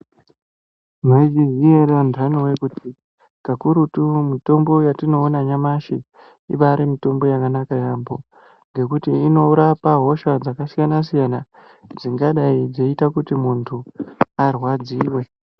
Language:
Ndau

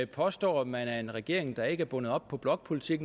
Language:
Danish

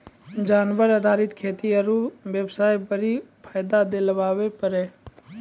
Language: Maithili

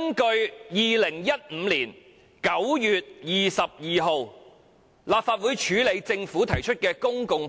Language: Cantonese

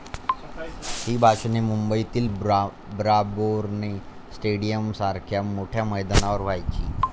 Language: Marathi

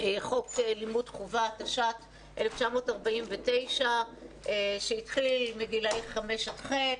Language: Hebrew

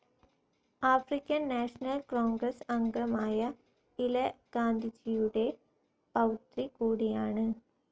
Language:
Malayalam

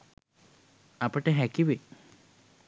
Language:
Sinhala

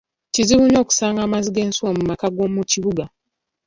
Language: Ganda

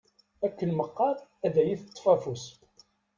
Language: Kabyle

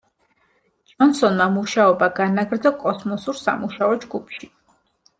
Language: Georgian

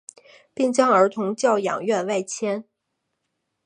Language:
Chinese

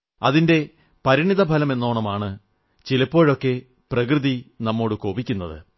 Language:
Malayalam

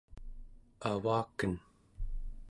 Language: Central Yupik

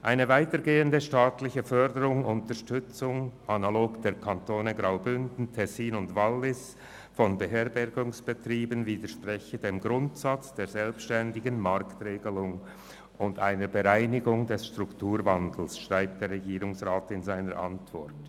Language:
Swiss German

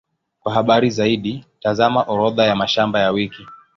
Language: Swahili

